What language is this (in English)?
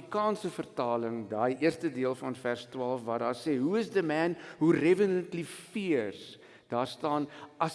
Dutch